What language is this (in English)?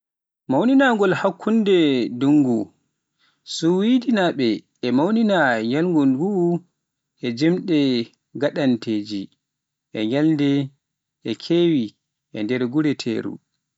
Pular